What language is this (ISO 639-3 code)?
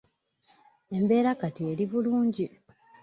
lug